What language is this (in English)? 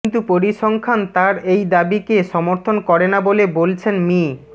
Bangla